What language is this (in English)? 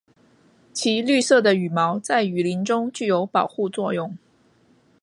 Chinese